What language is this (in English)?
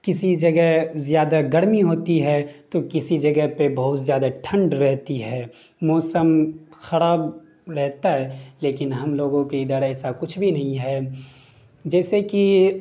Urdu